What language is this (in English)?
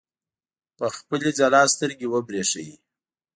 Pashto